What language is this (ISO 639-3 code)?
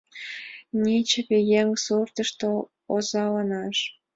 chm